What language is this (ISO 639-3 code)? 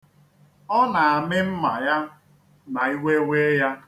ibo